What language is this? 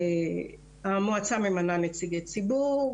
Hebrew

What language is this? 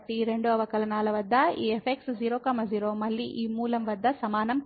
Telugu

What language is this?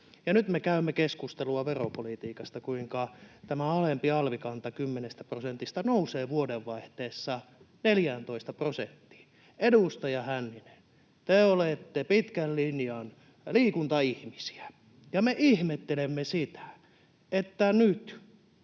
Finnish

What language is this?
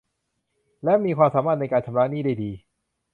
Thai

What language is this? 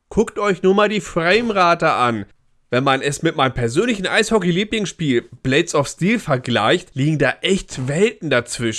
German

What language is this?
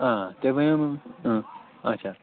Kashmiri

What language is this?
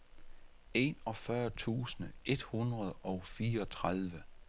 Danish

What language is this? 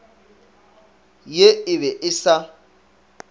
Northern Sotho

